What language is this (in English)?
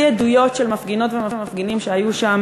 Hebrew